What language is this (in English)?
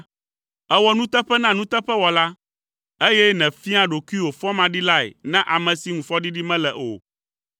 Ewe